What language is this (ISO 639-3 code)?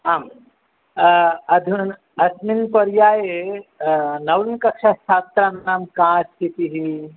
san